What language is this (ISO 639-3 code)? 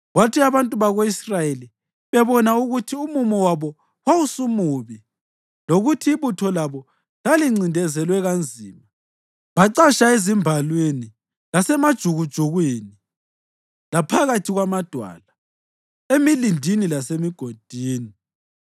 nde